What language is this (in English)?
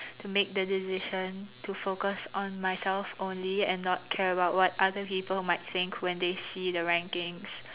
English